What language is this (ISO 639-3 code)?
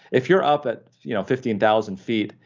eng